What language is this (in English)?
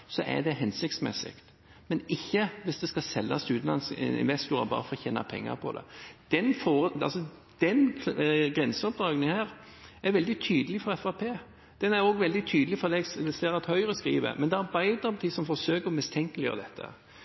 Norwegian Bokmål